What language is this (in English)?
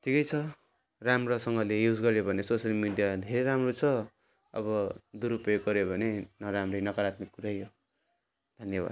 Nepali